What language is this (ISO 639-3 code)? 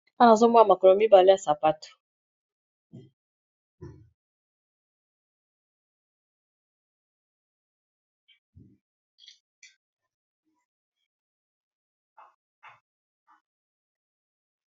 lin